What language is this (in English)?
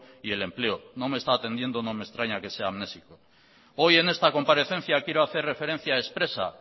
Spanish